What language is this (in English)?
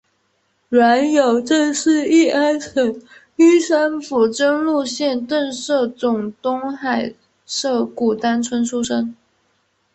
Chinese